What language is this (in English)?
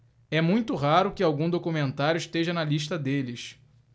Portuguese